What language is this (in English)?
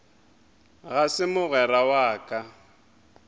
Northern Sotho